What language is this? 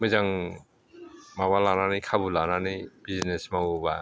Bodo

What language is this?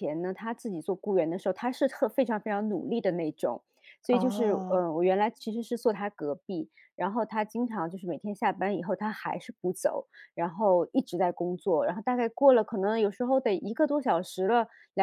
Chinese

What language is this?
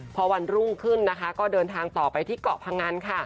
Thai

